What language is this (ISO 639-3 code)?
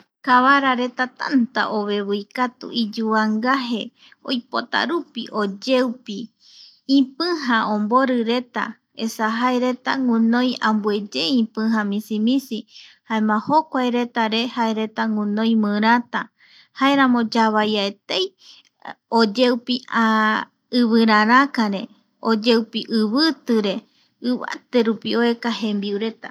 gui